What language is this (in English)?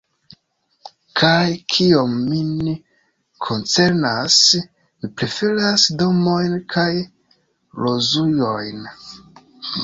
Esperanto